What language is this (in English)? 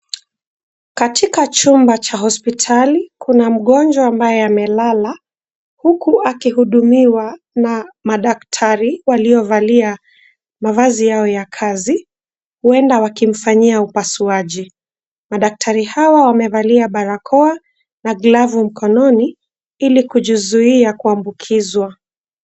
Swahili